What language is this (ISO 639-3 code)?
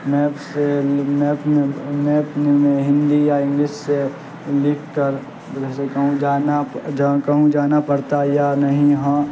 urd